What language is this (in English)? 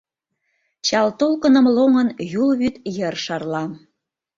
Mari